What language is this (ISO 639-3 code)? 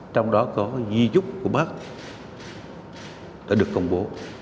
vie